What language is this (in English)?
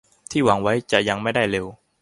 Thai